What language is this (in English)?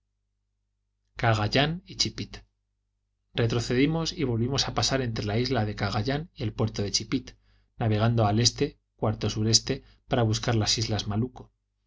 Spanish